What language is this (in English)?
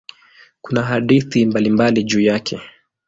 Swahili